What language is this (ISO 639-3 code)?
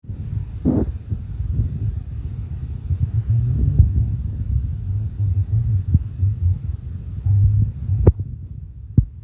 mas